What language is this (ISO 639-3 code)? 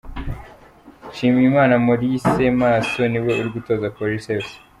kin